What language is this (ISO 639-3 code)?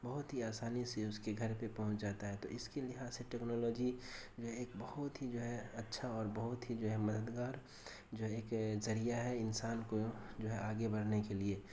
urd